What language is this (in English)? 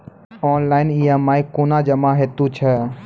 Maithili